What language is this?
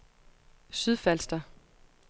Danish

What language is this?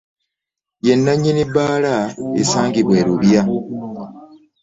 Ganda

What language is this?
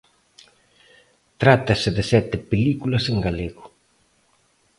Galician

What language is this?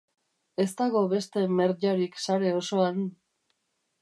Basque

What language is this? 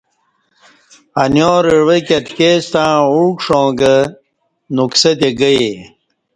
Kati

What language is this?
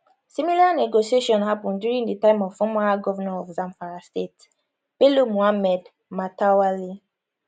Nigerian Pidgin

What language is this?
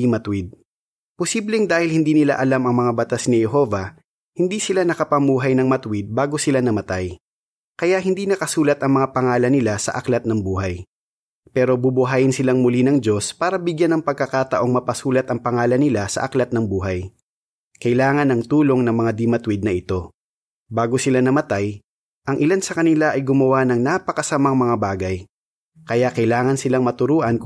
Filipino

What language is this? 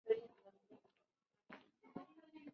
Spanish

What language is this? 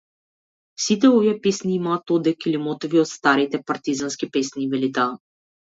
Macedonian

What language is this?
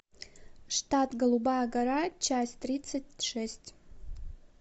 Russian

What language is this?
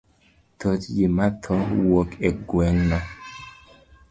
Luo (Kenya and Tanzania)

